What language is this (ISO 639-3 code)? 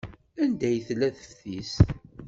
kab